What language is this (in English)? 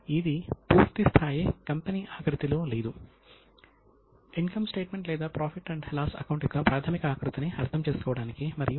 Telugu